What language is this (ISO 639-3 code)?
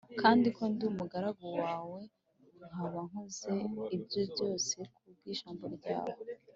kin